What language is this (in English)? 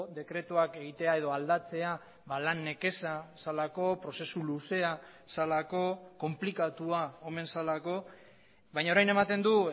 Basque